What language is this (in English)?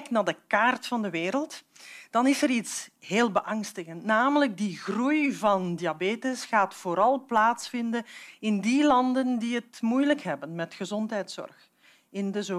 Dutch